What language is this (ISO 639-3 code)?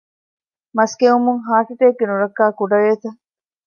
div